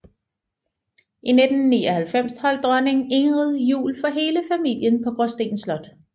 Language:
Danish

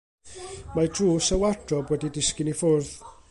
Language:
Welsh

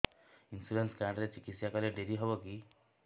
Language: Odia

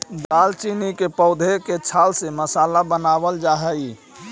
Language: Magahi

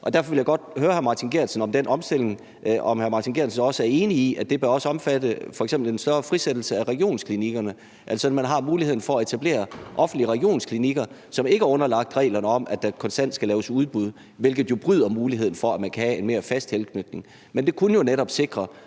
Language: Danish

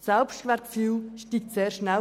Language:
Swiss German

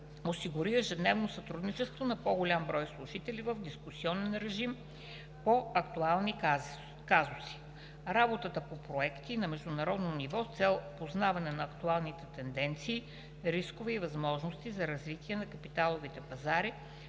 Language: Bulgarian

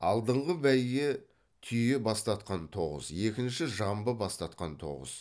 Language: Kazakh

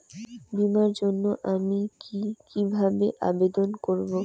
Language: Bangla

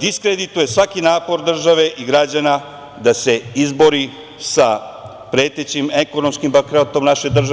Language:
Serbian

